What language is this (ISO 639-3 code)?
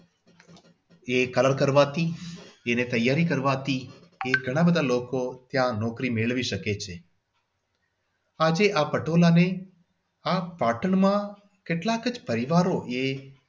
guj